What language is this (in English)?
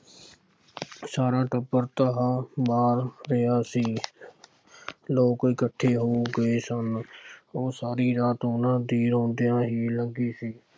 Punjabi